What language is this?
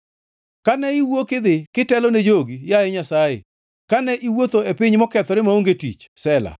Luo (Kenya and Tanzania)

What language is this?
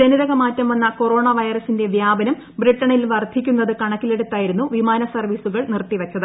Malayalam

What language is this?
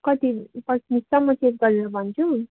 Nepali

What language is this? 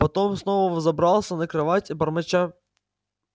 Russian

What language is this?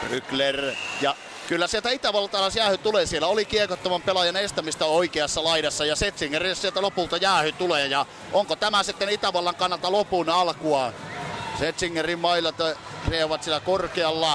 Finnish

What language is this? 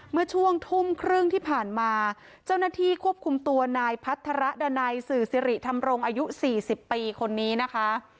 Thai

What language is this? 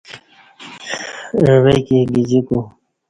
Kati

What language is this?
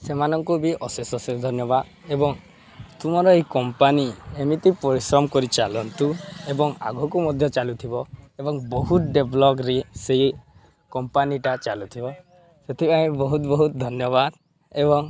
Odia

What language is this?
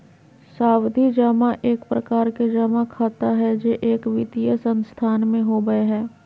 Magahi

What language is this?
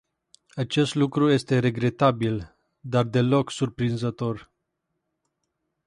Romanian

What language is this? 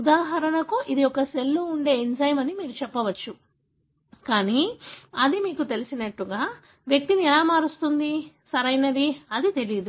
Telugu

